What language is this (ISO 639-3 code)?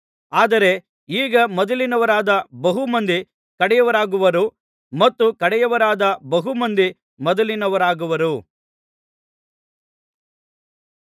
kan